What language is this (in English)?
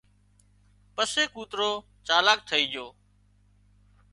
Wadiyara Koli